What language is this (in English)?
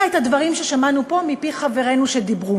Hebrew